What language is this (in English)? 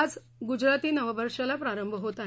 Marathi